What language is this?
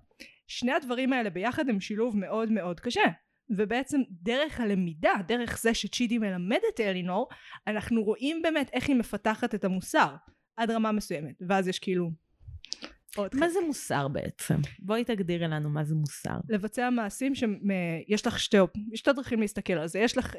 Hebrew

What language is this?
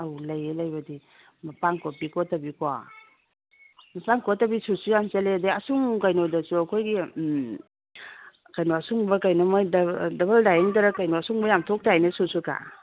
Manipuri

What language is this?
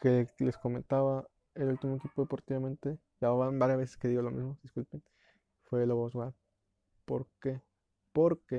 Spanish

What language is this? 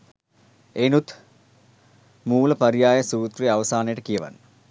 Sinhala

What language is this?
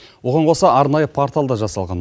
Kazakh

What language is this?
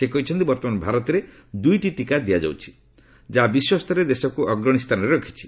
Odia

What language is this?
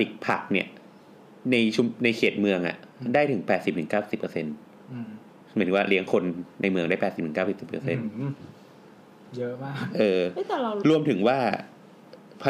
Thai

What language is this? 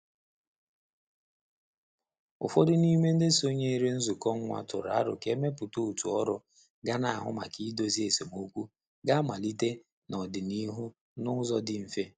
Igbo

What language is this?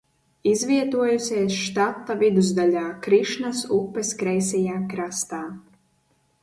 Latvian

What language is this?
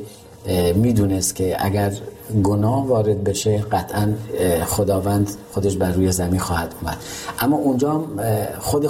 Persian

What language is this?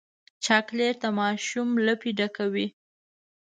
Pashto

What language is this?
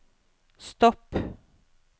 Norwegian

